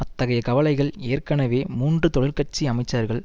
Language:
Tamil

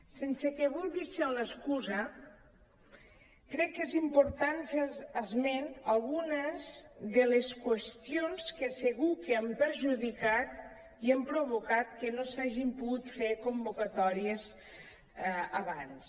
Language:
Catalan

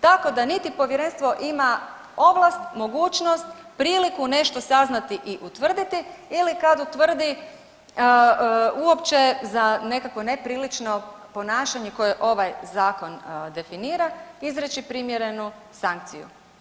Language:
Croatian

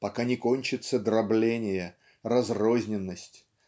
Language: Russian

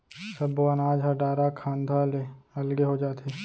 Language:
Chhattisgarhi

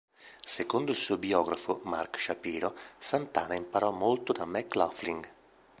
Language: Italian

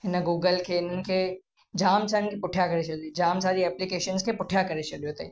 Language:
Sindhi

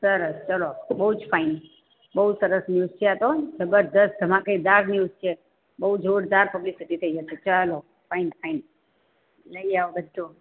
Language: Gujarati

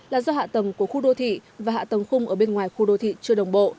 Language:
Vietnamese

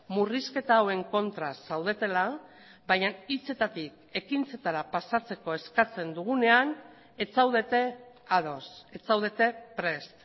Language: Basque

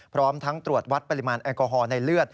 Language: Thai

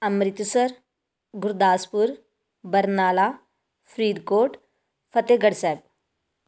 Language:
Punjabi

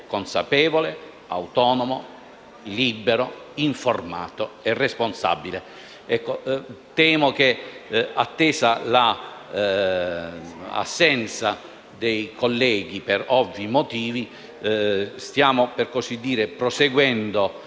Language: Italian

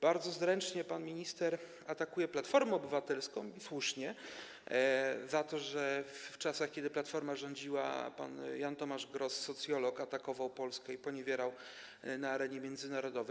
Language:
Polish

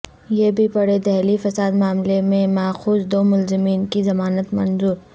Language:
Urdu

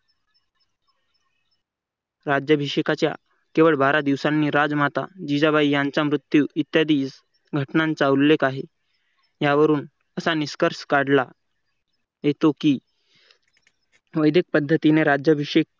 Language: Marathi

